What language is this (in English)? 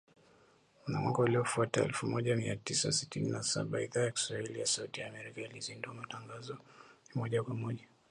Swahili